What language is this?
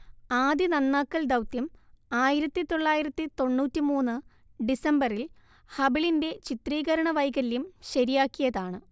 Malayalam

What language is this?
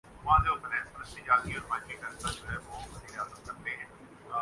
Urdu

